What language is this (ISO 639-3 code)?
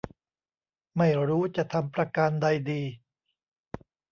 tha